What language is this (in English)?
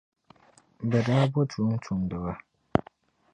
Dagbani